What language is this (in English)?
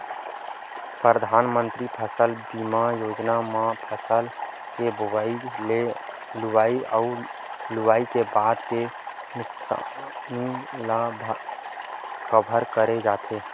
Chhattisgarhi